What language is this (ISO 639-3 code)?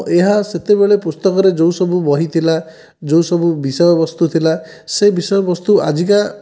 ori